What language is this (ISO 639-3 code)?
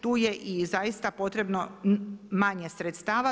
hrv